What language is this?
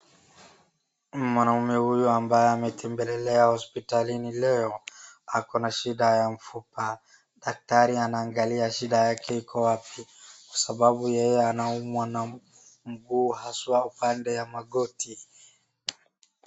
Swahili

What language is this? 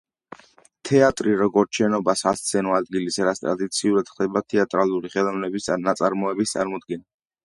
Georgian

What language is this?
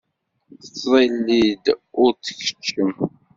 Kabyle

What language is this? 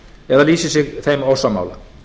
Icelandic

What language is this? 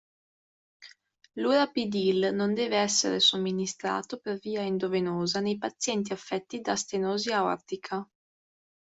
Italian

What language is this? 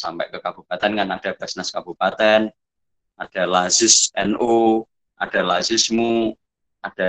Indonesian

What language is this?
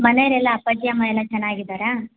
Kannada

